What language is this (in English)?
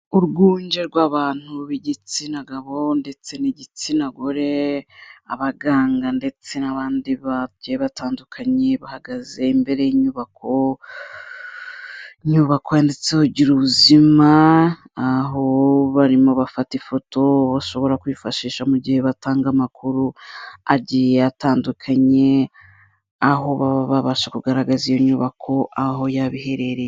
Kinyarwanda